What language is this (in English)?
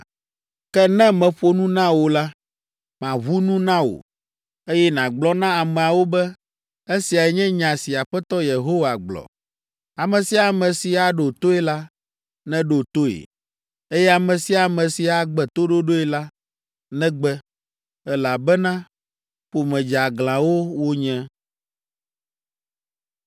Ewe